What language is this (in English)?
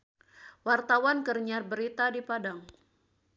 Sundanese